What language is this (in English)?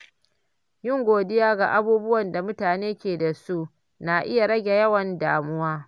Hausa